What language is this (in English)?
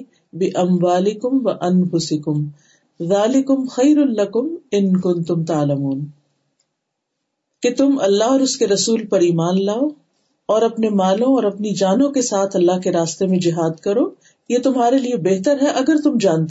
Urdu